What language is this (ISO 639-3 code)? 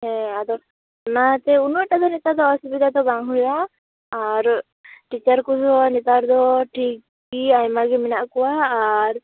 sat